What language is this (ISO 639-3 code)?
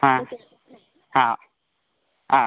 mal